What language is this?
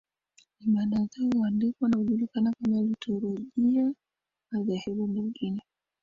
Swahili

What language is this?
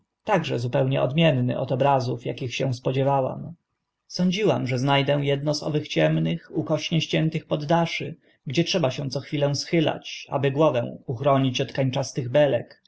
Polish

